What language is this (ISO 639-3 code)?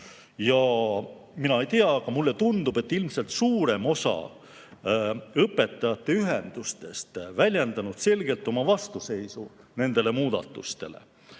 est